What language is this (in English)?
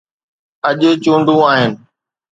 Sindhi